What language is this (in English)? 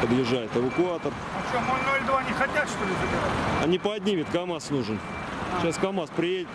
Russian